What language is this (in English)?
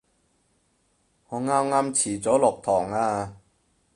Cantonese